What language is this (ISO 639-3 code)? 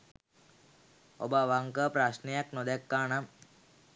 sin